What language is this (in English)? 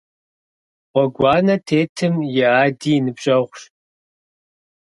Kabardian